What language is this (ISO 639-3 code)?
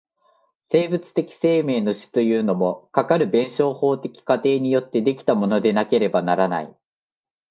jpn